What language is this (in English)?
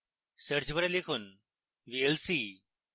Bangla